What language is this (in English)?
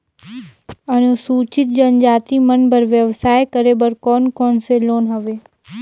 Chhattisgarhi